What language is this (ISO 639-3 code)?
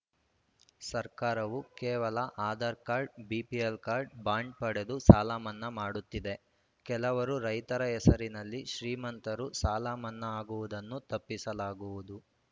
kan